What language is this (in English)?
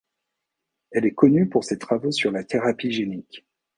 French